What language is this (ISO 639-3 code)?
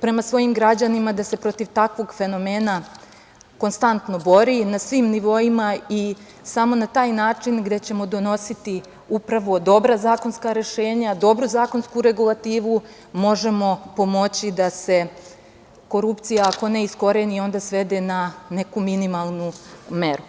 srp